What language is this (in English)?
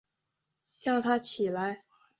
Chinese